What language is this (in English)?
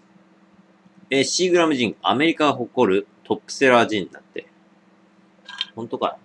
Japanese